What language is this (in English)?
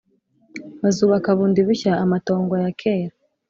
Kinyarwanda